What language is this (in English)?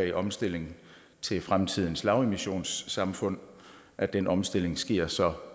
Danish